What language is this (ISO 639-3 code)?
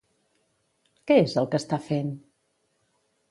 cat